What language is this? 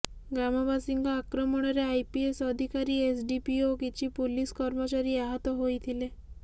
Odia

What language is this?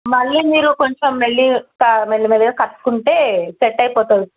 Telugu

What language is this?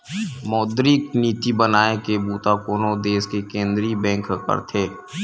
Chhattisgarhi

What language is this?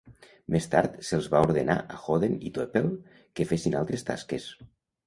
Catalan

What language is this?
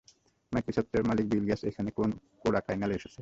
Bangla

